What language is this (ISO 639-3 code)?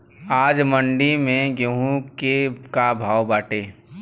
bho